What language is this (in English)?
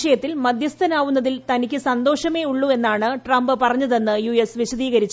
Malayalam